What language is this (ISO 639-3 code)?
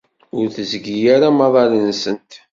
kab